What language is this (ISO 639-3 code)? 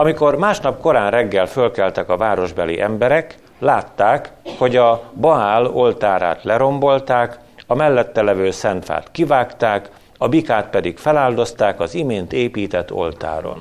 hun